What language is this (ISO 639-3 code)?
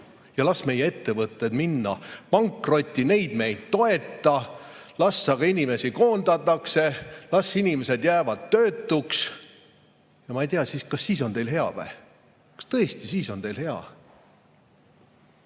est